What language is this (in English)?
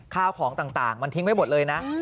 Thai